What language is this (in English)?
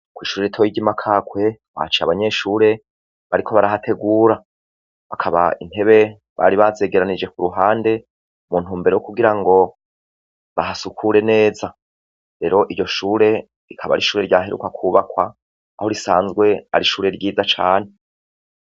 Rundi